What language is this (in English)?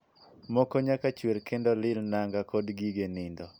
Luo (Kenya and Tanzania)